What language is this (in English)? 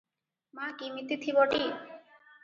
Odia